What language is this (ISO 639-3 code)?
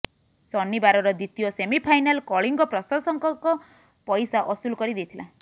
ori